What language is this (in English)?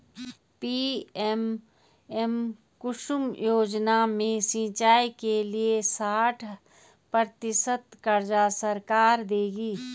Hindi